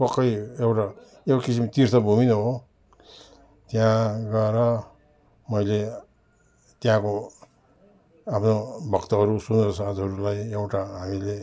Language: Nepali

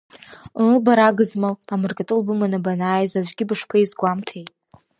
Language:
Abkhazian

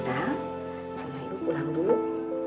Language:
Indonesian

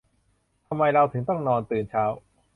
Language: Thai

